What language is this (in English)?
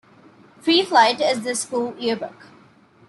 English